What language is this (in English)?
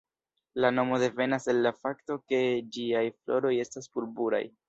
Esperanto